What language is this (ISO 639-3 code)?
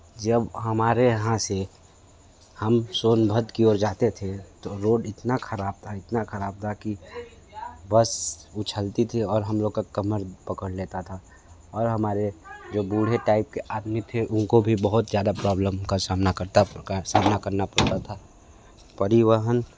hin